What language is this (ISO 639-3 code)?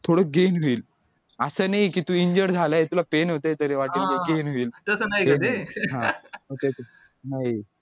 mar